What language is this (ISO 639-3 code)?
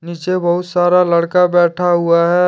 hin